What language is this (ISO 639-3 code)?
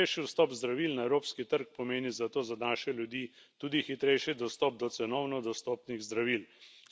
slv